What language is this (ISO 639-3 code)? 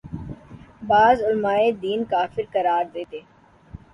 urd